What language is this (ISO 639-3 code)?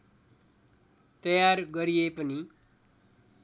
nep